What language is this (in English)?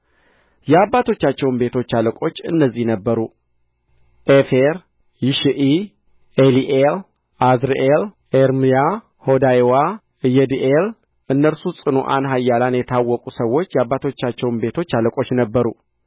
Amharic